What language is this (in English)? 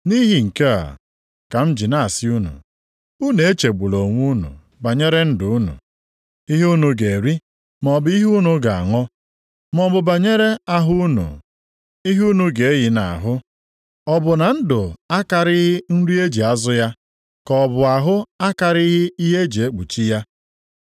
Igbo